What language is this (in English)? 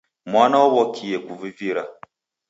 Taita